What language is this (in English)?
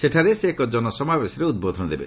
Odia